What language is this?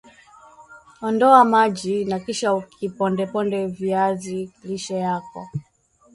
Swahili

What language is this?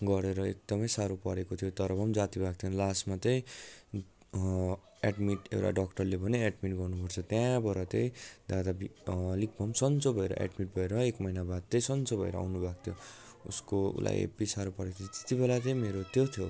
Nepali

